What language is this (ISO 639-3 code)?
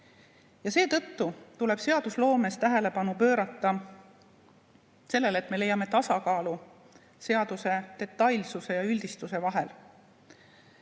est